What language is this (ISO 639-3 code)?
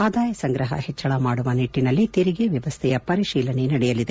kan